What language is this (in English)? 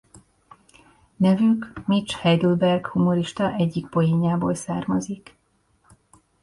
Hungarian